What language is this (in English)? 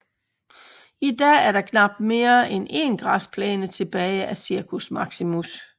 Danish